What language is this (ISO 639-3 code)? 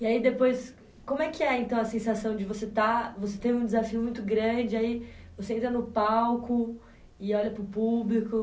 por